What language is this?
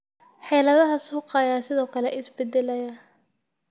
Somali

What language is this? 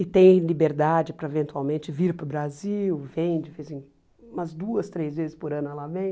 Portuguese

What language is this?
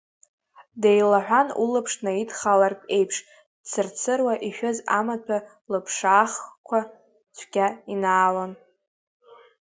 Abkhazian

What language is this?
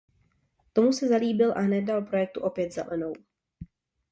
Czech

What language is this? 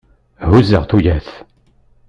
Kabyle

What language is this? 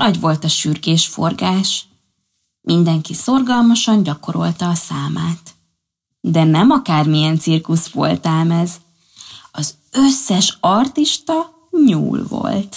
Hungarian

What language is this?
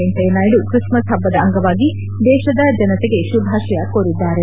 Kannada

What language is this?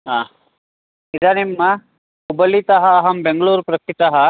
Sanskrit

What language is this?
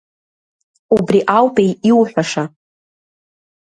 Abkhazian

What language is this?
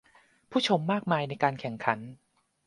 Thai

